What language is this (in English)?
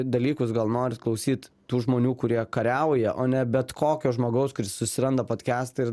Lithuanian